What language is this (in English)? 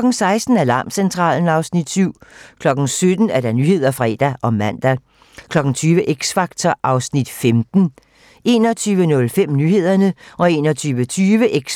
Danish